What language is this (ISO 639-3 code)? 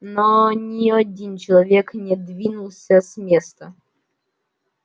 rus